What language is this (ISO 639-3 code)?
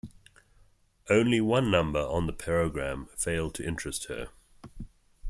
eng